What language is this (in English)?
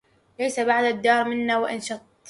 Arabic